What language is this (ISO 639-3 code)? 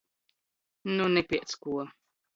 ltg